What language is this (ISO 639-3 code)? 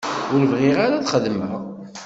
kab